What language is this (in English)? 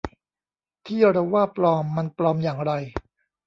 Thai